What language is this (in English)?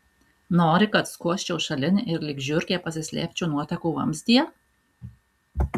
Lithuanian